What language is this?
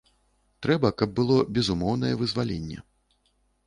Belarusian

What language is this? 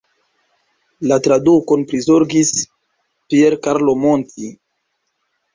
Esperanto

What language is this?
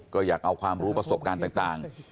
Thai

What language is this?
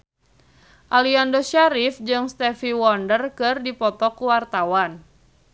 Sundanese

